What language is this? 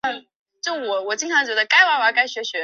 Chinese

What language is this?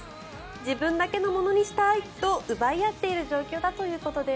Japanese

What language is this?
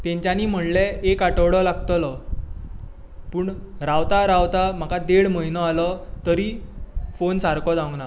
Konkani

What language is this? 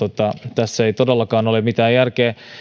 Finnish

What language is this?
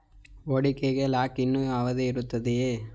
Kannada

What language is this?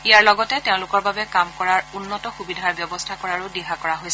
Assamese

